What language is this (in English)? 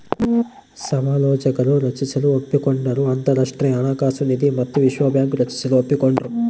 Kannada